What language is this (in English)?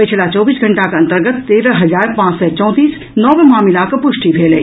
Maithili